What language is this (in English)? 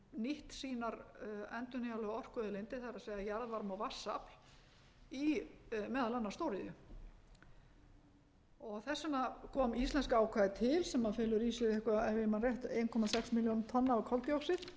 Icelandic